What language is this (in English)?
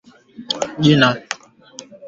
Swahili